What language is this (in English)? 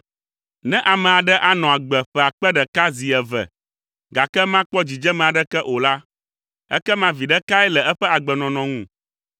Ewe